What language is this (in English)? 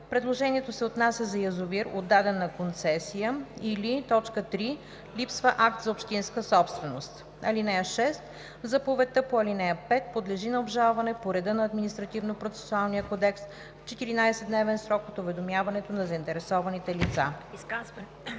Bulgarian